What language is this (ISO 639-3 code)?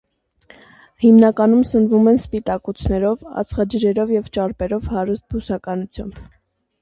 hye